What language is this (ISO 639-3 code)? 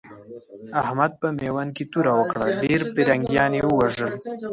pus